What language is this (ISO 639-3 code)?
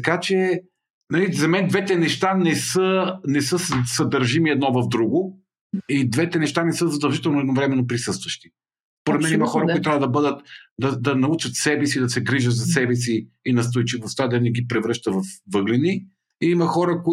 bul